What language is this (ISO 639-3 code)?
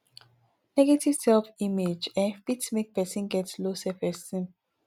pcm